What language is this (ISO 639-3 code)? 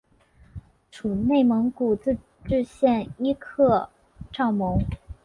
zho